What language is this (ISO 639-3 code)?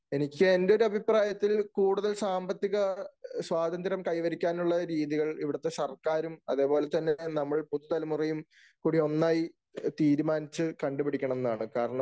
mal